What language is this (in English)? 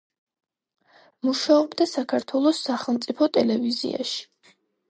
Georgian